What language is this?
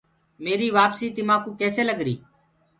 Gurgula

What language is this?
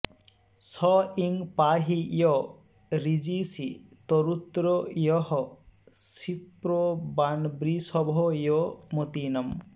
Sanskrit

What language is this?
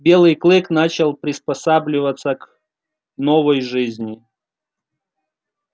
Russian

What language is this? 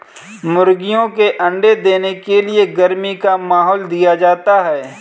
Hindi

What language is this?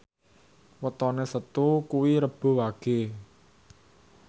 Javanese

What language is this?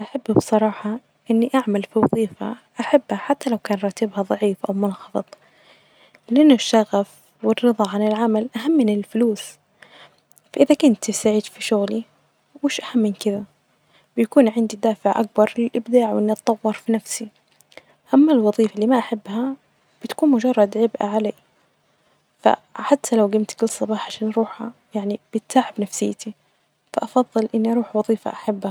Najdi Arabic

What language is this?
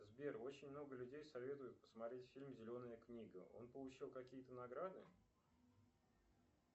Russian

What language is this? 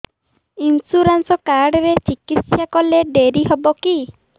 Odia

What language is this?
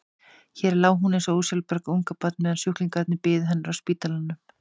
Icelandic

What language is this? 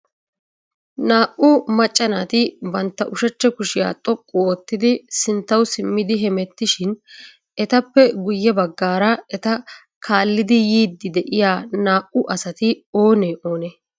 Wolaytta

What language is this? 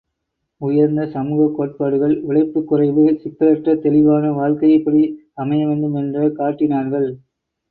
Tamil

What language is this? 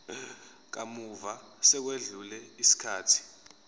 Zulu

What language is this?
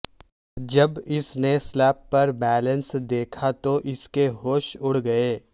Urdu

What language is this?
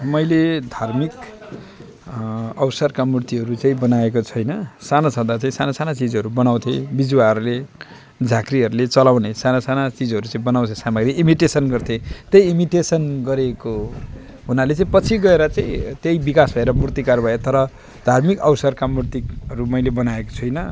Nepali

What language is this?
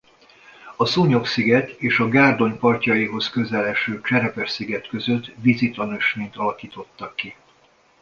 Hungarian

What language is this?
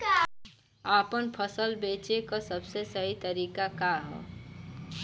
Bhojpuri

